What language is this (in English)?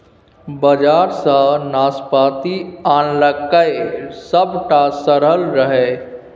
Maithili